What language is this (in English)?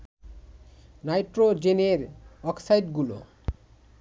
Bangla